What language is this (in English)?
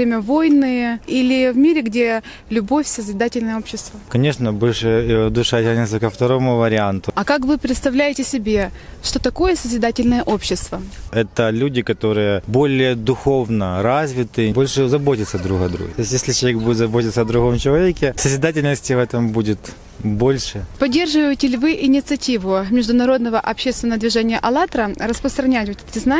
Russian